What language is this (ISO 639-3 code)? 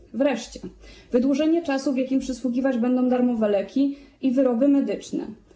pol